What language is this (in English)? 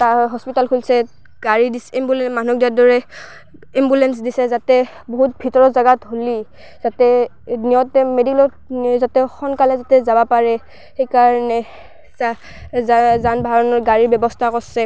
Assamese